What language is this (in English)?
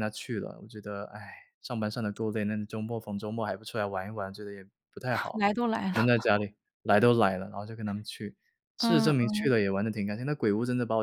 Chinese